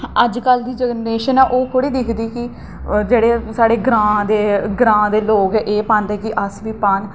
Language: Dogri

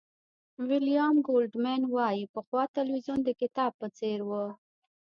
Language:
Pashto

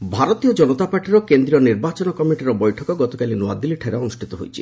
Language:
Odia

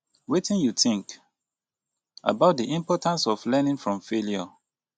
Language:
Nigerian Pidgin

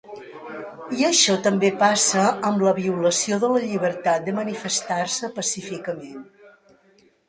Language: Catalan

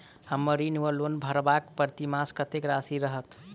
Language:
Maithili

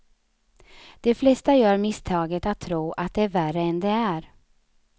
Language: Swedish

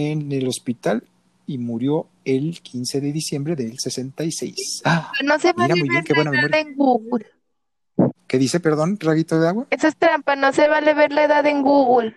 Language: Spanish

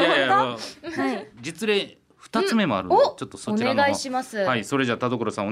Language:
Japanese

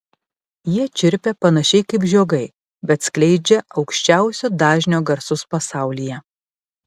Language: Lithuanian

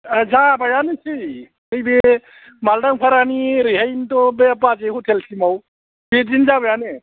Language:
Bodo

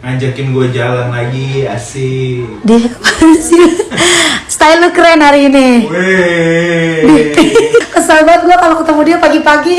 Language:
Indonesian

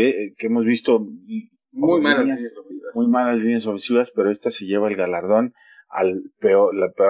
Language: Spanish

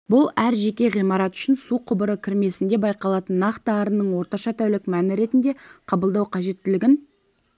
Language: Kazakh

